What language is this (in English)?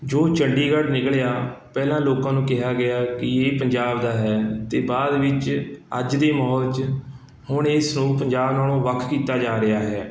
Punjabi